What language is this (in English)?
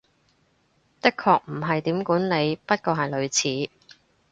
Cantonese